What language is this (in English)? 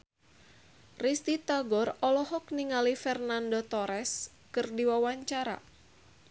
Sundanese